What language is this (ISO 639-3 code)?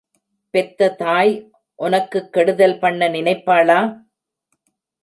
tam